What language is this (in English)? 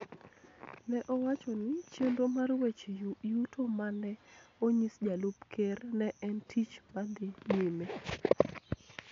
Luo (Kenya and Tanzania)